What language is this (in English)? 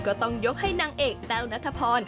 Thai